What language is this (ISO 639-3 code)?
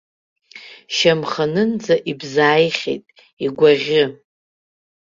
abk